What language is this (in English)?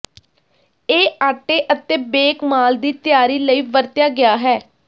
Punjabi